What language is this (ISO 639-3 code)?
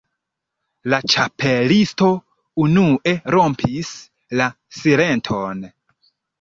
epo